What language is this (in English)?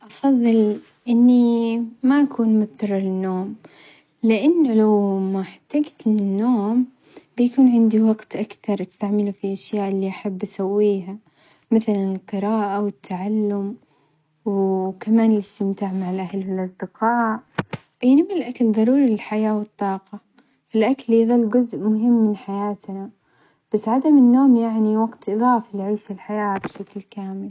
Omani Arabic